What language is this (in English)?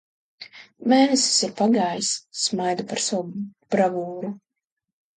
Latvian